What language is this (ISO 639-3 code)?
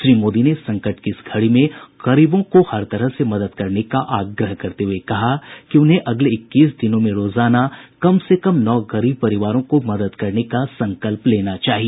hin